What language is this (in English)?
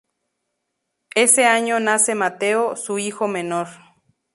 Spanish